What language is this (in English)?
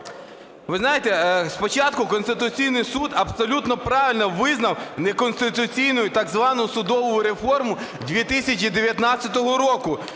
Ukrainian